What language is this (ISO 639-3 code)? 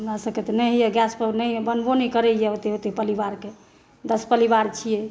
mai